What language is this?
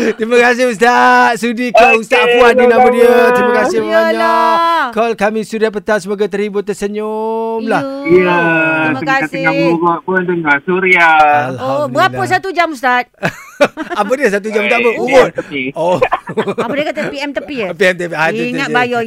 Malay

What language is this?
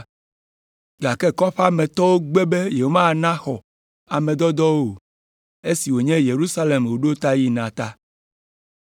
Ewe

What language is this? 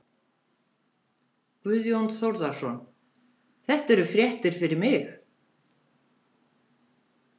Icelandic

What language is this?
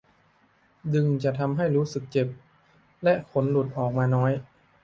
Thai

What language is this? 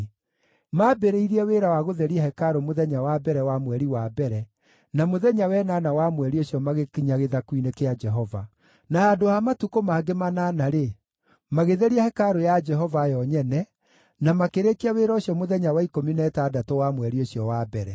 Kikuyu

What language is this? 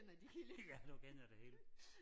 Danish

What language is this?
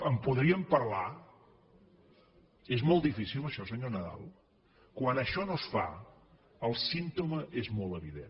Catalan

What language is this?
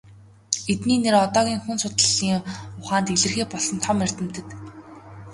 Mongolian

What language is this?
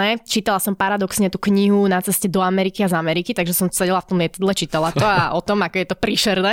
Slovak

